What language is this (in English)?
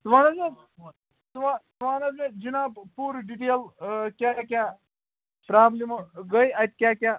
Kashmiri